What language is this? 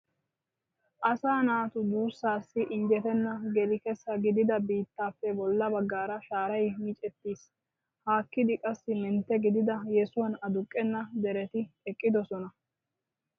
Wolaytta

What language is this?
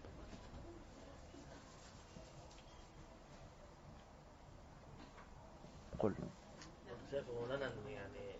Arabic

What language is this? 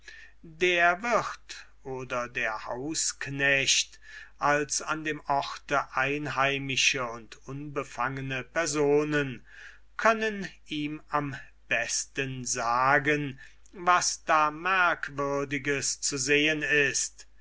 German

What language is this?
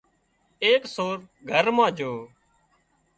Wadiyara Koli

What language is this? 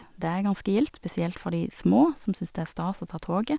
Norwegian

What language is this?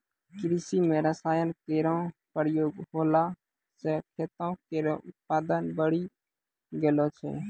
Maithili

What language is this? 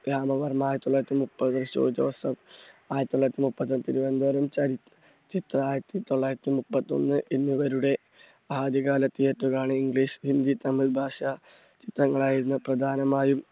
Malayalam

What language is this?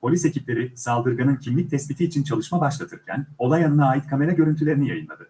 Turkish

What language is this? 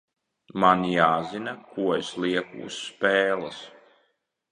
Latvian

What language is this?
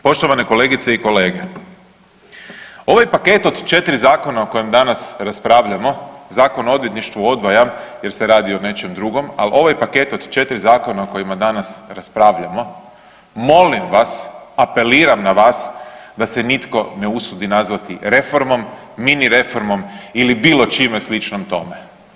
Croatian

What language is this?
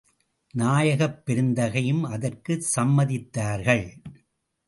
Tamil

